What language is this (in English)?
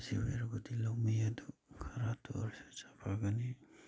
Manipuri